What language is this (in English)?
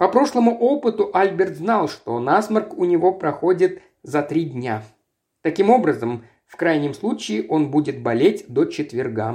Russian